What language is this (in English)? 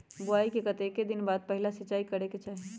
Magahi